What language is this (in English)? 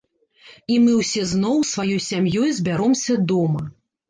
Belarusian